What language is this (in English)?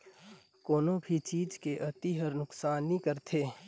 Chhattisgarhi